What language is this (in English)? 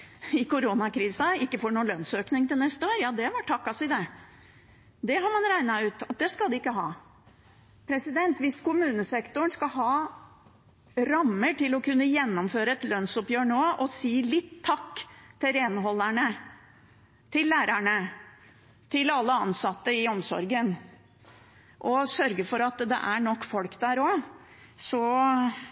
Norwegian Bokmål